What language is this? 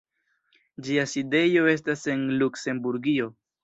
Esperanto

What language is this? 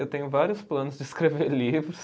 Portuguese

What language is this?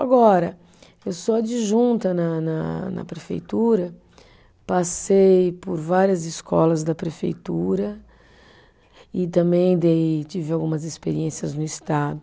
Portuguese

